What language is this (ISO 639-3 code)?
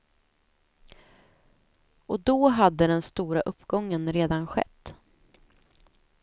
swe